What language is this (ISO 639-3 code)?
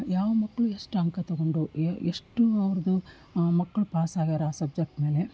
kan